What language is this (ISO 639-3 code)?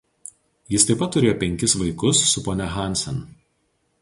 lit